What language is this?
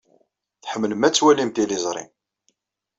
Kabyle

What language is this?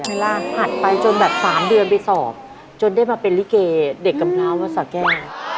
Thai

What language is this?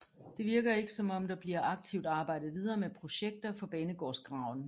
Danish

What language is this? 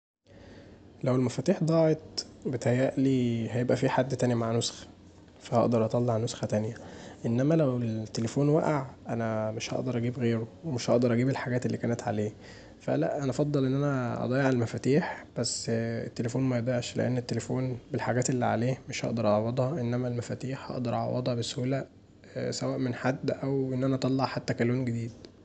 Egyptian Arabic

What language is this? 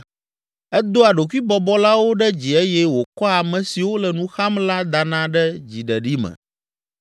Ewe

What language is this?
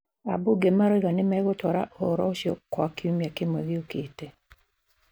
Kikuyu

